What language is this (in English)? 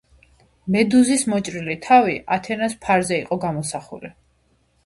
Georgian